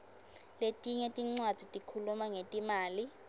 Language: Swati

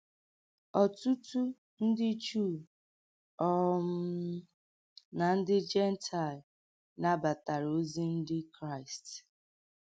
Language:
Igbo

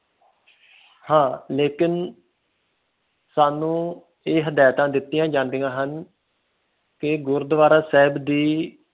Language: Punjabi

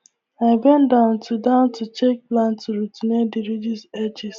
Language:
Nigerian Pidgin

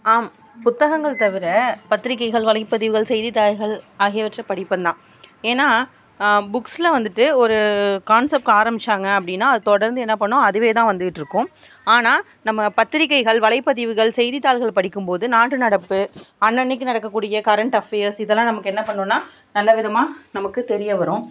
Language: Tamil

